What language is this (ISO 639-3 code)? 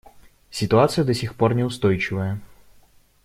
rus